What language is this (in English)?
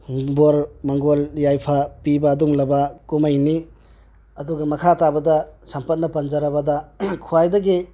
Manipuri